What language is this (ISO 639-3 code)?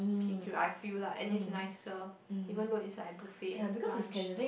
eng